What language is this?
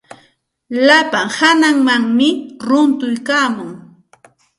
Santa Ana de Tusi Pasco Quechua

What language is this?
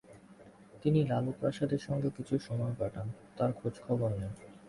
Bangla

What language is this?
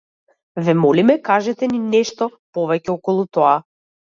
Macedonian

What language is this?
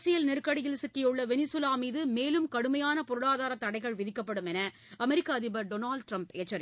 Tamil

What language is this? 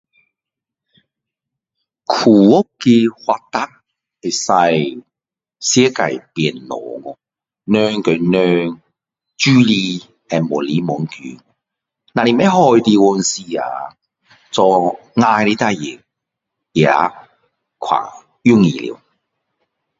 Min Dong Chinese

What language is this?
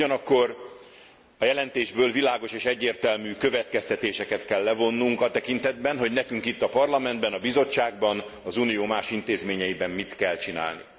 Hungarian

